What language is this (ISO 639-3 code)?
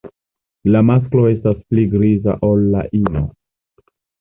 epo